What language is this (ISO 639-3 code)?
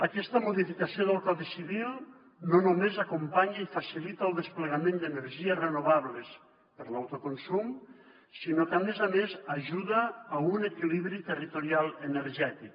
cat